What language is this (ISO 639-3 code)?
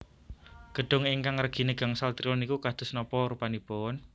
jav